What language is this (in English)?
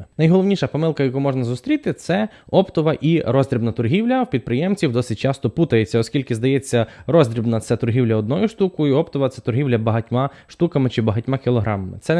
Ukrainian